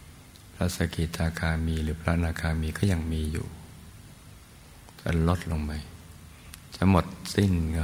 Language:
Thai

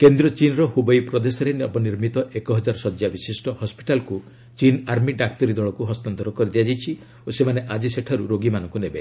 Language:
Odia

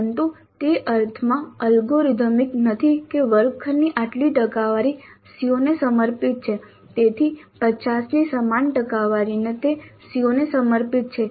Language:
Gujarati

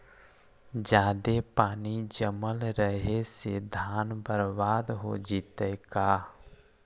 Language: Magahi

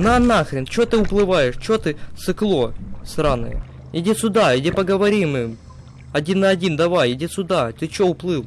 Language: Russian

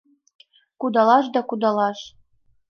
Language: Mari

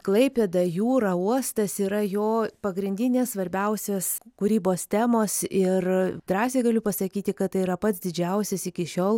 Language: Lithuanian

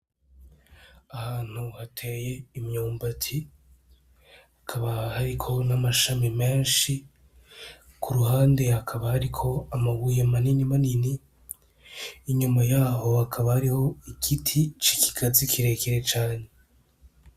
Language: Rundi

